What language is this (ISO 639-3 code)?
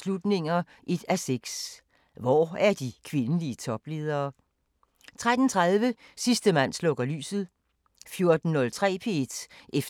dan